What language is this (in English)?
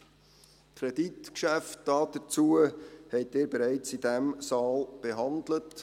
Swiss German